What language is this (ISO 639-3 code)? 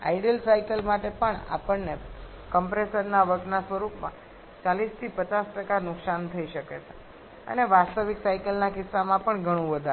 guj